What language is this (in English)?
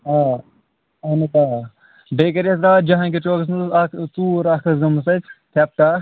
Kashmiri